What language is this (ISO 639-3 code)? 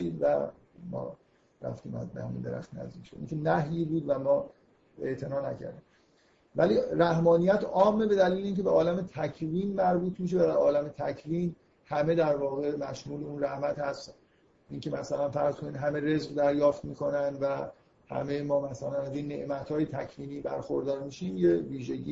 fas